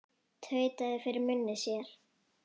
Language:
Icelandic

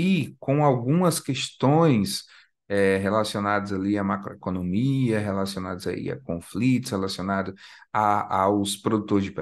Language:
Portuguese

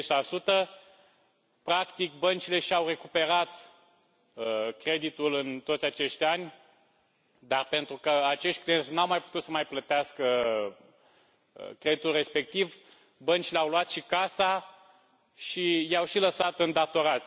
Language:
Romanian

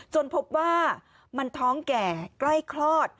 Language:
Thai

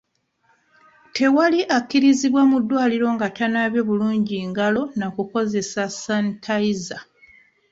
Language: Ganda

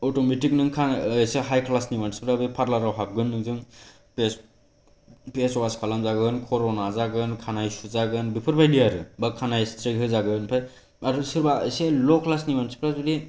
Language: Bodo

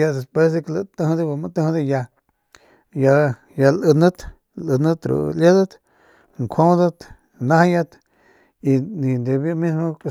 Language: Northern Pame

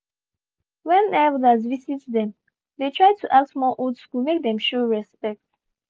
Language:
Nigerian Pidgin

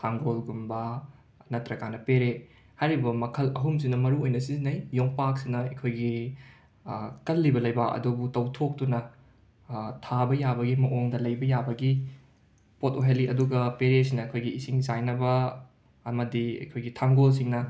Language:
Manipuri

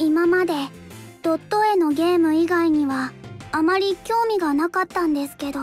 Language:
Japanese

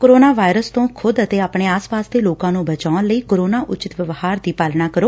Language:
Punjabi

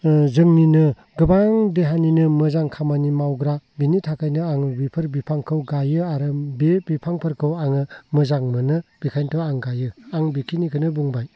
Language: Bodo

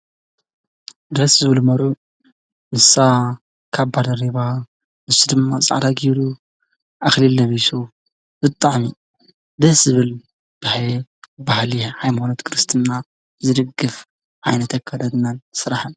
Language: Tigrinya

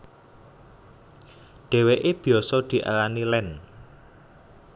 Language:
Javanese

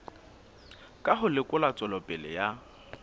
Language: Southern Sotho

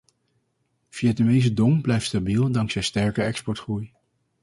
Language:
Dutch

